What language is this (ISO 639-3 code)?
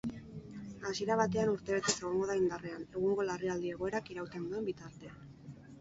eus